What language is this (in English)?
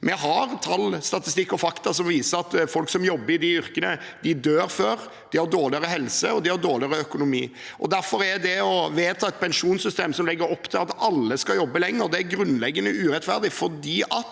Norwegian